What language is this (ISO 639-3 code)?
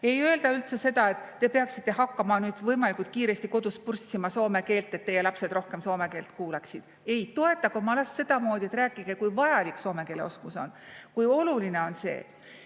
est